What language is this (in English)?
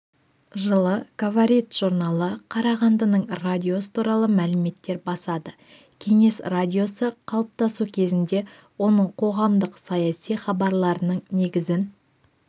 Kazakh